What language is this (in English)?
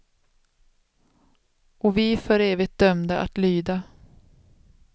Swedish